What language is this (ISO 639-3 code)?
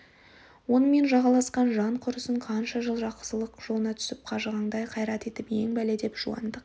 kaz